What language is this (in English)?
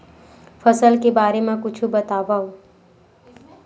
Chhattisgarhi